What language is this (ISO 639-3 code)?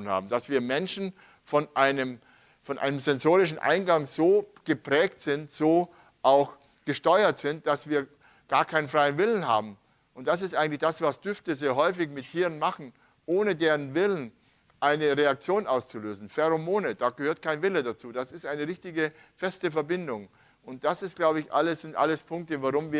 deu